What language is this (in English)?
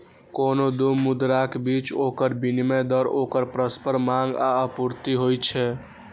Maithili